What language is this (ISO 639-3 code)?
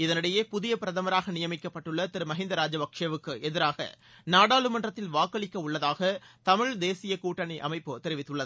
tam